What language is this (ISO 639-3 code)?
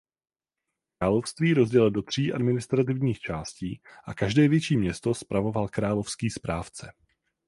ces